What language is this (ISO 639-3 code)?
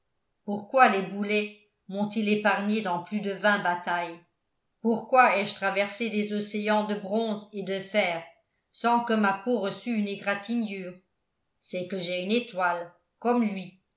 fra